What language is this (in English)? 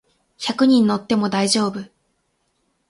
Japanese